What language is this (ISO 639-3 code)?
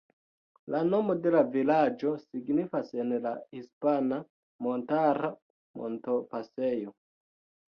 epo